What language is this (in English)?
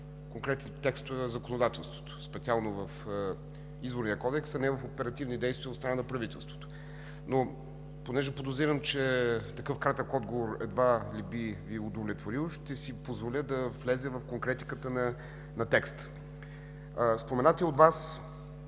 Bulgarian